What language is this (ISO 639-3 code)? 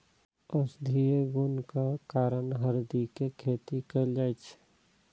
mai